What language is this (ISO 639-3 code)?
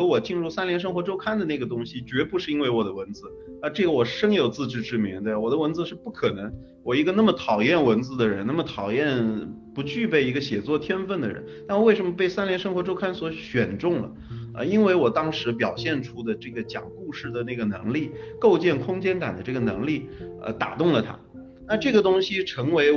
zho